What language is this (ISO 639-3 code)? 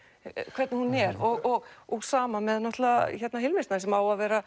isl